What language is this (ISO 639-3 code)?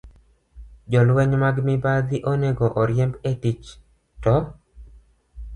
luo